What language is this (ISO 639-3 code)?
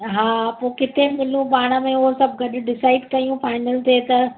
snd